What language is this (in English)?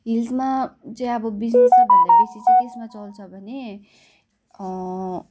Nepali